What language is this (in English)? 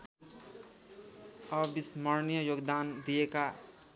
Nepali